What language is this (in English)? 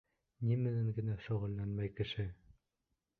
Bashkir